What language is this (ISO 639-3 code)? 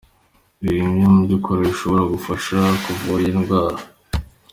kin